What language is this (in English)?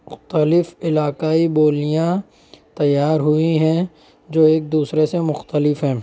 Urdu